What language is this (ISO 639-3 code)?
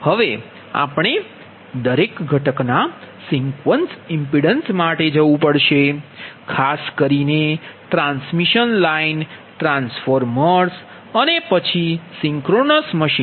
guj